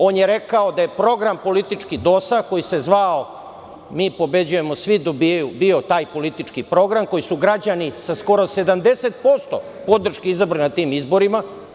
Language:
Serbian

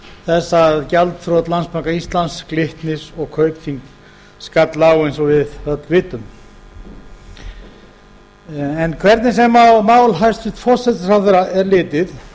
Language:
Icelandic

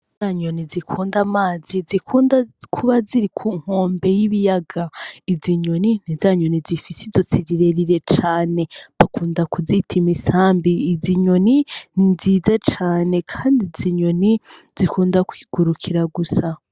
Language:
Rundi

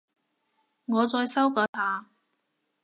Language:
Cantonese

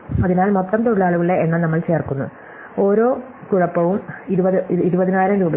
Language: Malayalam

